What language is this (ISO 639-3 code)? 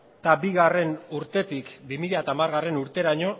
eus